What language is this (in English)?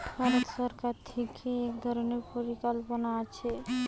Bangla